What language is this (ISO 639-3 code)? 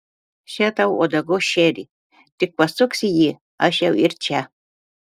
lit